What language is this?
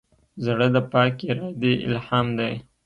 Pashto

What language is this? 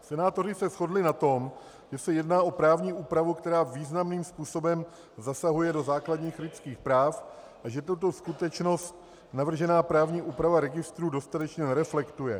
Czech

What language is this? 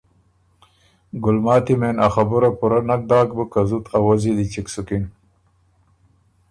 Ormuri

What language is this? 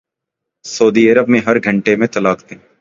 Urdu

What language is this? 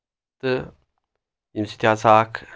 Kashmiri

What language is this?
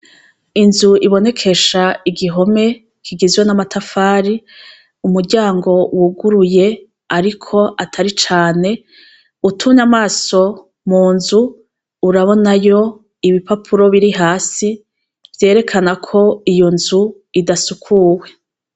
Rundi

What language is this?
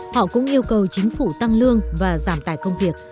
Vietnamese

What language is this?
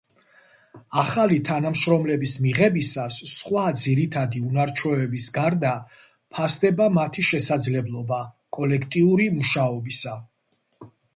Georgian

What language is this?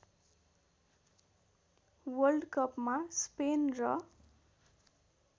Nepali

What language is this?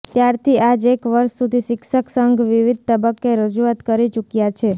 Gujarati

